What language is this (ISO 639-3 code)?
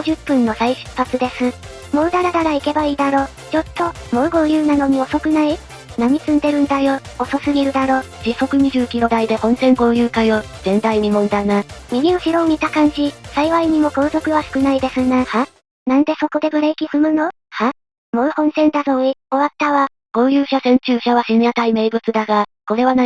jpn